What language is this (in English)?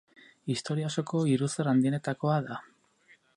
Basque